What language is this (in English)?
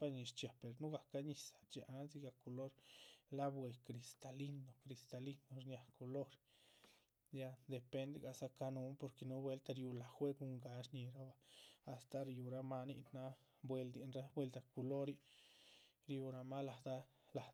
Chichicapan Zapotec